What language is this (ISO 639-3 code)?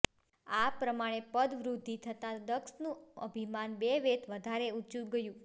guj